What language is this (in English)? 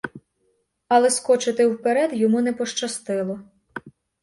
Ukrainian